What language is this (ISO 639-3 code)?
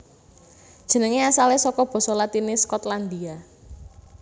jav